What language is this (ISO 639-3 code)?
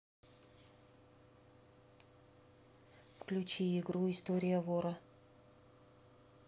rus